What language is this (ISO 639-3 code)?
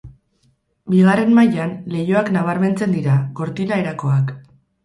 eus